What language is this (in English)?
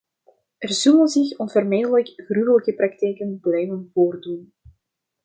Dutch